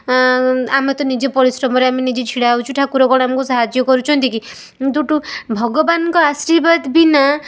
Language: Odia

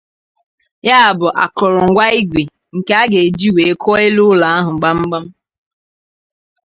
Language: Igbo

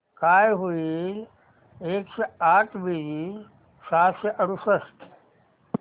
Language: Marathi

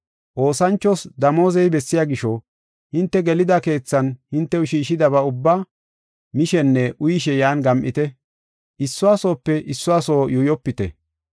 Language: Gofa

